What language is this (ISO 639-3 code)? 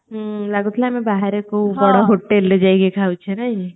ori